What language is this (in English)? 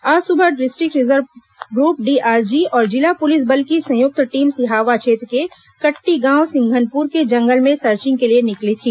Hindi